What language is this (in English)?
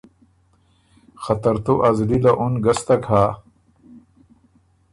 Ormuri